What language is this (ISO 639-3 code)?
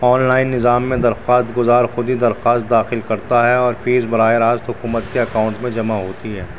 urd